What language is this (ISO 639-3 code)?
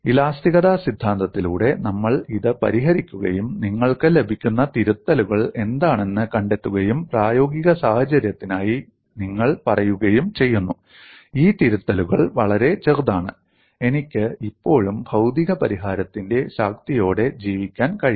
mal